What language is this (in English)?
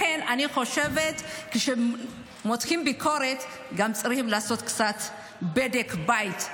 Hebrew